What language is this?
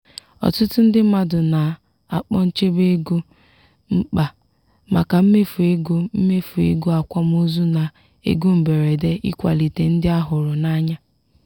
Igbo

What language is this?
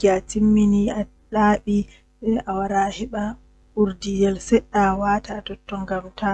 Western Niger Fulfulde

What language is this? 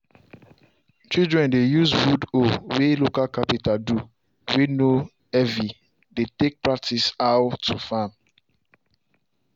Nigerian Pidgin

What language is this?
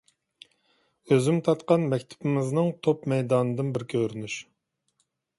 Uyghur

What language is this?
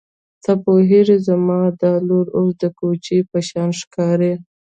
Pashto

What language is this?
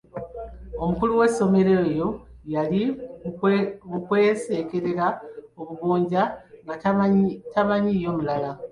Ganda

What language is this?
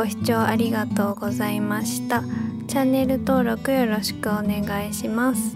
Japanese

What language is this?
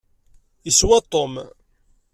Kabyle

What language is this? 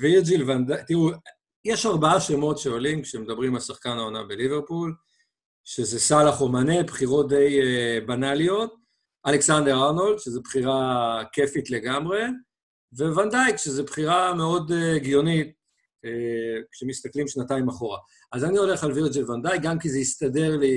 Hebrew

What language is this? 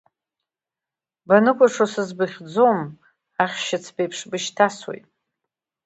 Abkhazian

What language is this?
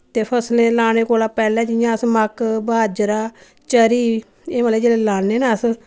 Dogri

